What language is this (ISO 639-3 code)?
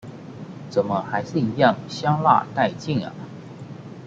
zho